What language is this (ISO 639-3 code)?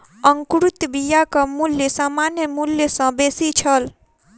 mai